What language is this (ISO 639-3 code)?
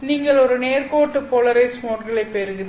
tam